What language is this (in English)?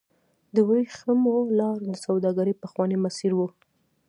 Pashto